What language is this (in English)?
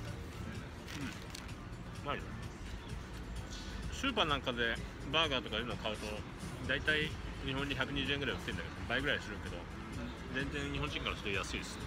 Japanese